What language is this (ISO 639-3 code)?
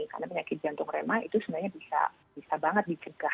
ind